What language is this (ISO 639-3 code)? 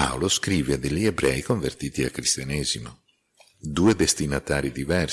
ita